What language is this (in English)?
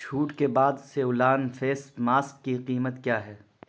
Urdu